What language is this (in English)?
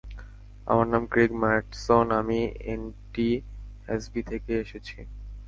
Bangla